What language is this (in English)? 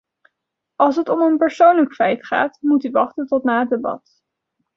Dutch